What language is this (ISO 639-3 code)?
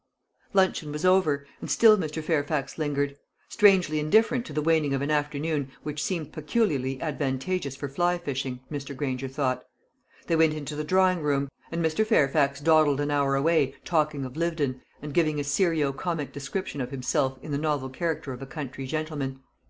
eng